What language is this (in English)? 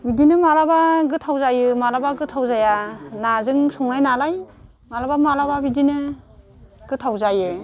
Bodo